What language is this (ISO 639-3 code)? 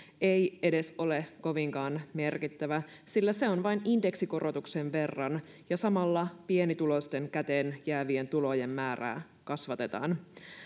fin